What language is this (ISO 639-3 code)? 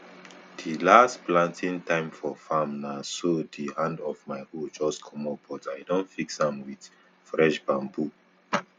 pcm